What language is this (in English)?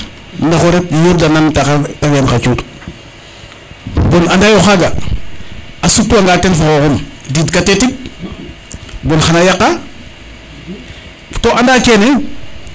Serer